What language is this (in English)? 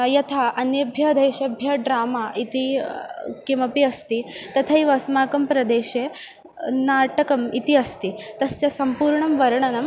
Sanskrit